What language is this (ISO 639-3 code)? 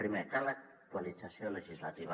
cat